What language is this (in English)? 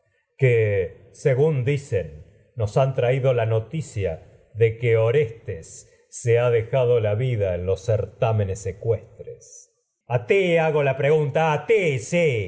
Spanish